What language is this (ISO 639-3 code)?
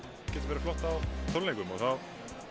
isl